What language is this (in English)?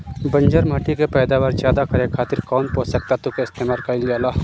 Bhojpuri